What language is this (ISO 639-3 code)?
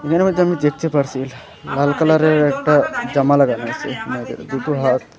ben